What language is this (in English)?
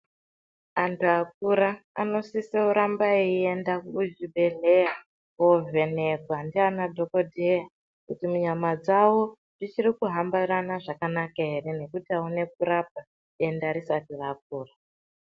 Ndau